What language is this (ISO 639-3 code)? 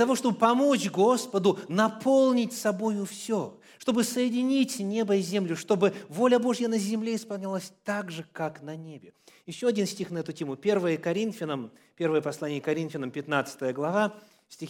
rus